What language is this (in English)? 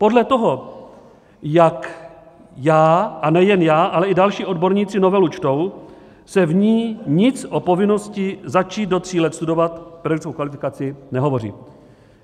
Czech